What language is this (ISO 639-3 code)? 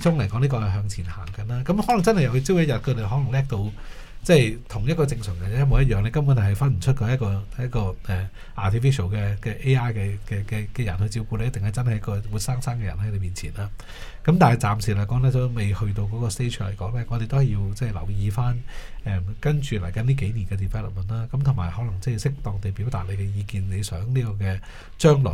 zho